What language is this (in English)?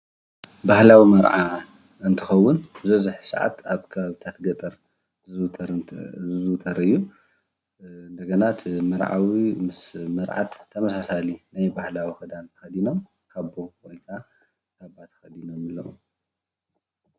Tigrinya